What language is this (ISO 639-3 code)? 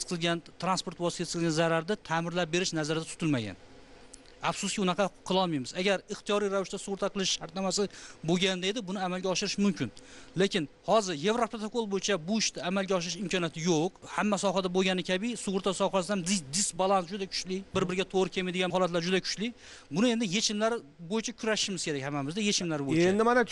tur